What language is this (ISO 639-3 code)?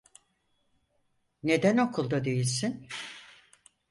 tur